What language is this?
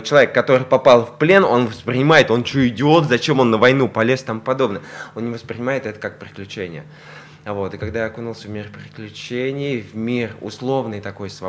Russian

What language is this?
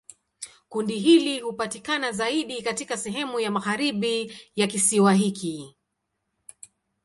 Swahili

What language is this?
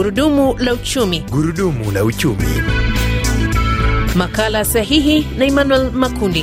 Swahili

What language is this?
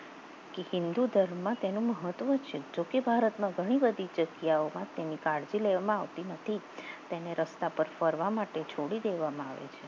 Gujarati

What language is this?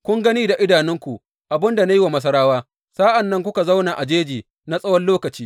Hausa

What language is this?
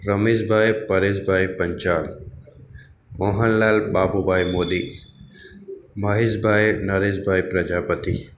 Gujarati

